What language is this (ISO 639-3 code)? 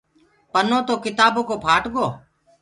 ggg